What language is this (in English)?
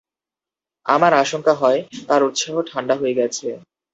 Bangla